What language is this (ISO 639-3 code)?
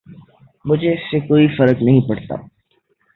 urd